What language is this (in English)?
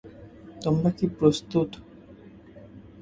Bangla